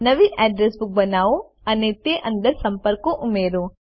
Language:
Gujarati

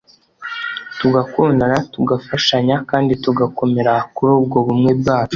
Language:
Kinyarwanda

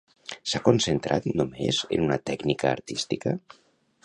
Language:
Catalan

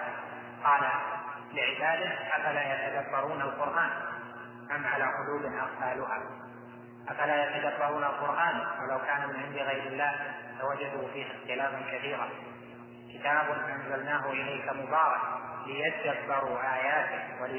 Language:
Arabic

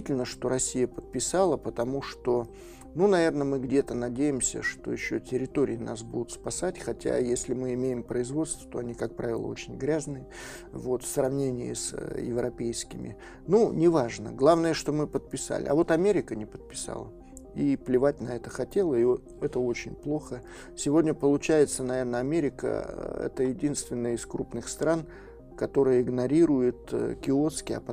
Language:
Russian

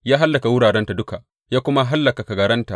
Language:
Hausa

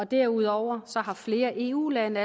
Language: Danish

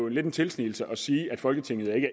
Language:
Danish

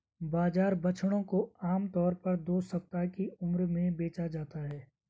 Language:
Hindi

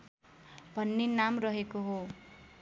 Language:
Nepali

